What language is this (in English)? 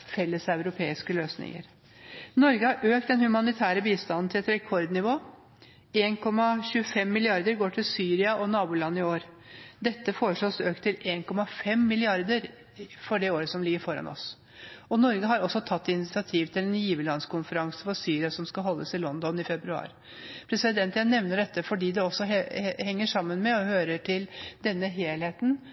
Norwegian Bokmål